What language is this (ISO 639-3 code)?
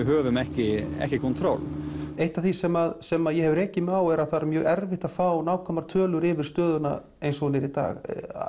isl